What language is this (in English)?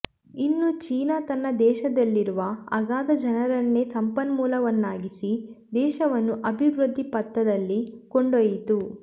Kannada